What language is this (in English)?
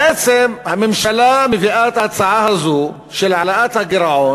Hebrew